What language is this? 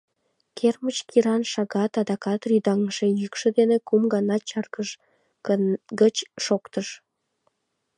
Mari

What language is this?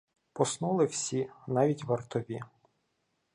Ukrainian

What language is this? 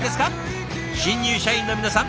Japanese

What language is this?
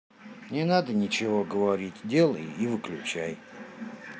Russian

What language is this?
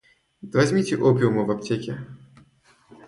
Russian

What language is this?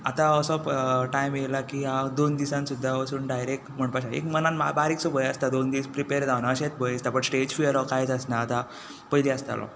Konkani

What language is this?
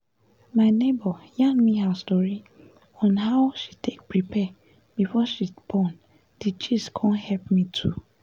Nigerian Pidgin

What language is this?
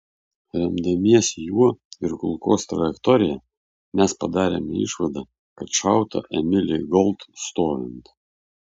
Lithuanian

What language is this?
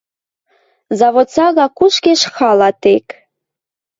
Western Mari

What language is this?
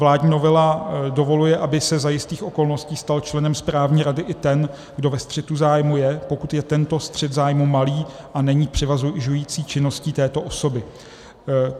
Czech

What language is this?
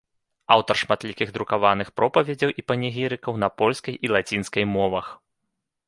Belarusian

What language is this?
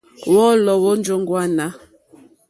Mokpwe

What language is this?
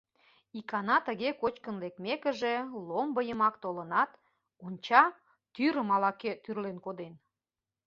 Mari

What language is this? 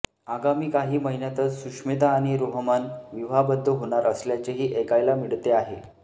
Marathi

